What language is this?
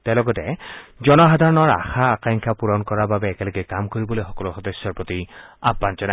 Assamese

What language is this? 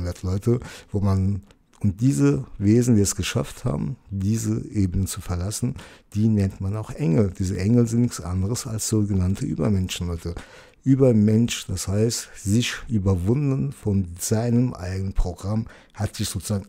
German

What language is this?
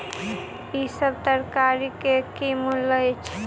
Maithili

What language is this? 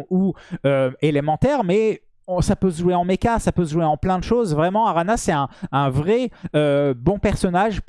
French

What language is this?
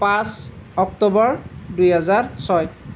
Assamese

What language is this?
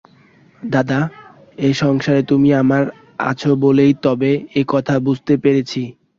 Bangla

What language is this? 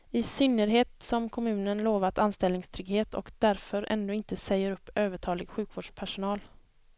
Swedish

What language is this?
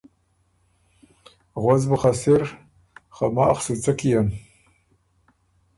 Ormuri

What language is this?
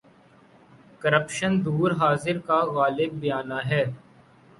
Urdu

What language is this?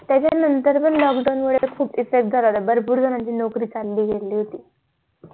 Marathi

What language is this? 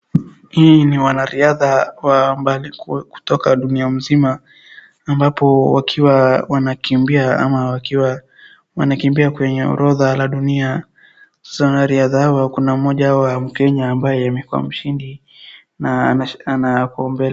Swahili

